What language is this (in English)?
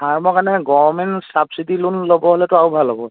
Assamese